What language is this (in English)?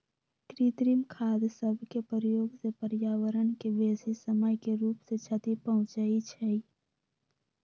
Magahi